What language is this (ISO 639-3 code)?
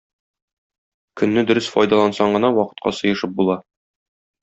tat